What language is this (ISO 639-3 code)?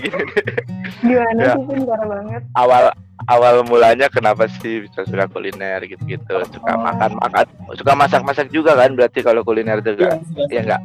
ind